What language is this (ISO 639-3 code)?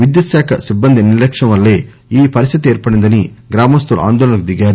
tel